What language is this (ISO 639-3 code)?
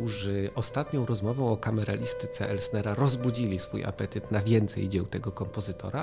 pol